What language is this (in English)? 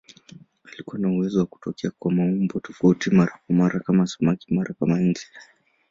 Swahili